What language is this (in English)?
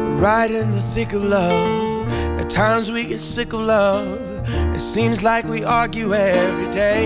Dutch